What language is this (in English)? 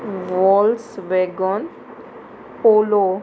Konkani